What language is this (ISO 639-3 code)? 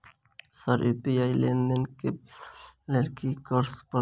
mai